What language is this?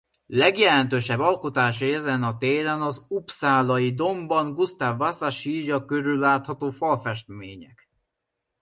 Hungarian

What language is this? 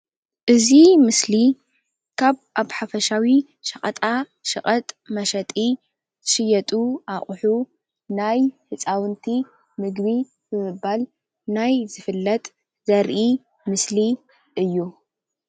Tigrinya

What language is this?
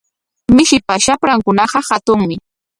Corongo Ancash Quechua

